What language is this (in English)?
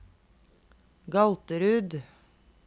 Norwegian